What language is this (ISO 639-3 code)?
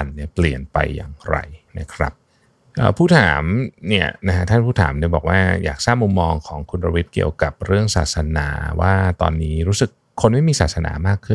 tha